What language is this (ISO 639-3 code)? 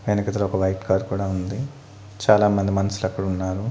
tel